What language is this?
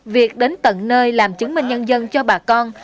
Vietnamese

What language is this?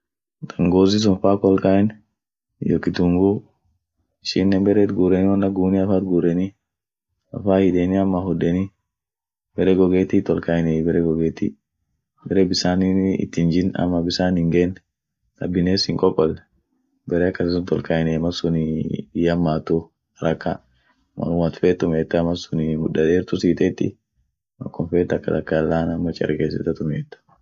Orma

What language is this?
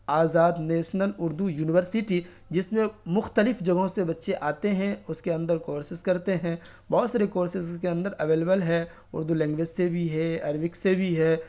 Urdu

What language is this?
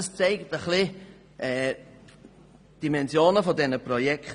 Swiss German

